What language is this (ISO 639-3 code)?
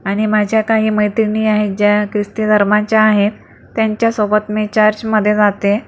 mar